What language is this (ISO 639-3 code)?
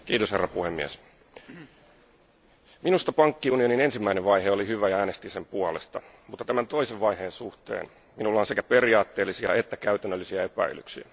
fin